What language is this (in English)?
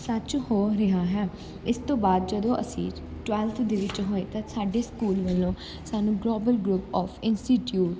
Punjabi